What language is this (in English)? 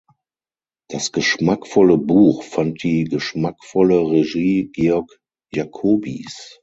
German